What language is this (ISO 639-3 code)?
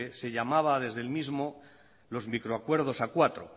spa